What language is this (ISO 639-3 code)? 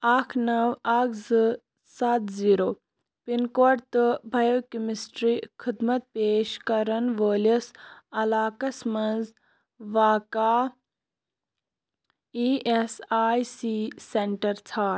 kas